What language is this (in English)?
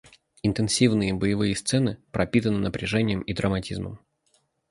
Russian